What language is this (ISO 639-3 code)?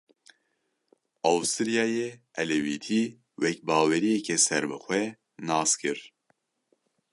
kur